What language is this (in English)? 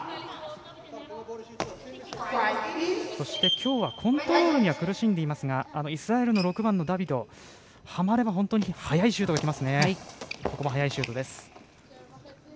Japanese